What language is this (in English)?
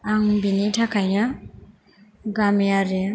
Bodo